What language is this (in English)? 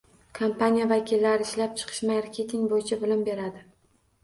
Uzbek